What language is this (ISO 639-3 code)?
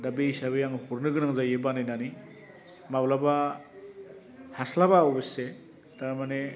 brx